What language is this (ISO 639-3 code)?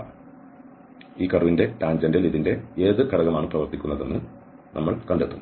mal